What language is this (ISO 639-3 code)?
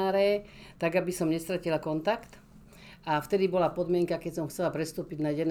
slk